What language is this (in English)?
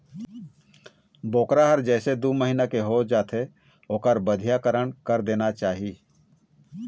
Chhattisgarhi